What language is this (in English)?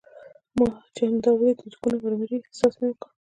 Pashto